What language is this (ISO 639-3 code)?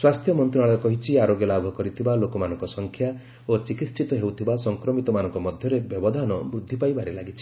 ori